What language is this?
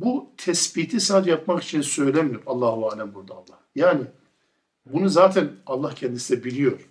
Turkish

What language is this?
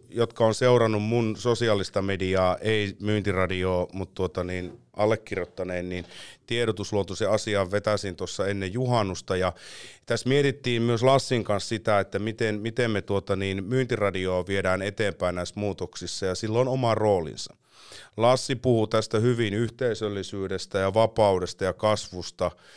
Finnish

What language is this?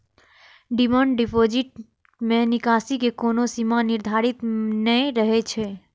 Maithili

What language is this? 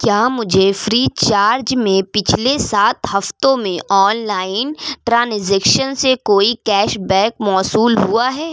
Urdu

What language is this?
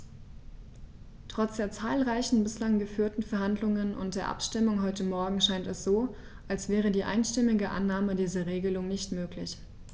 German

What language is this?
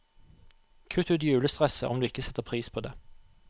Norwegian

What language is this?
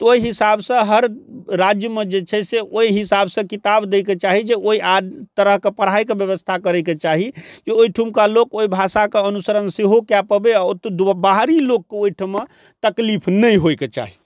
Maithili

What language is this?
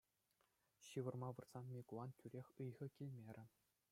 Chuvash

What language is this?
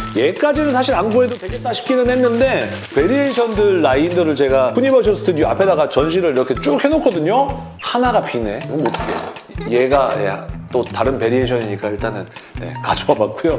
Korean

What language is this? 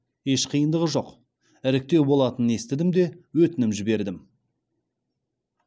Kazakh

